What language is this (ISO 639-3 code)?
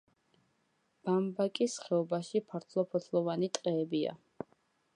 kat